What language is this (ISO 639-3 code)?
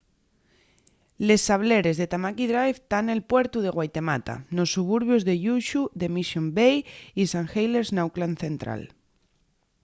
ast